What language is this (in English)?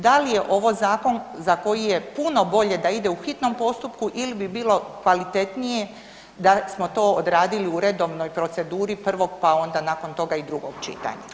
Croatian